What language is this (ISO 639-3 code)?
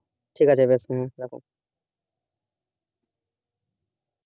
ben